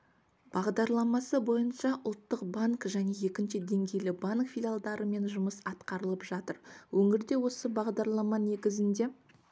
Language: Kazakh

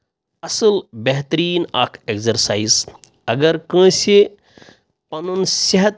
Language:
Kashmiri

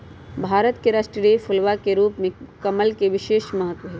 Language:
Magahi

